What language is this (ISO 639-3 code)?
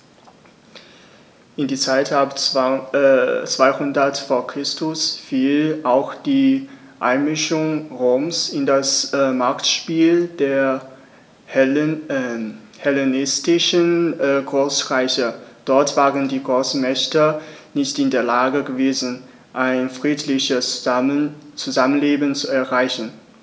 deu